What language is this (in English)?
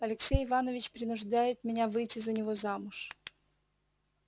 Russian